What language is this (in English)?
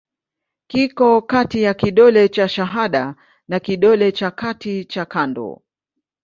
Swahili